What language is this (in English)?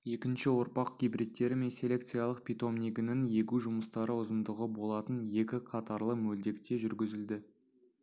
Kazakh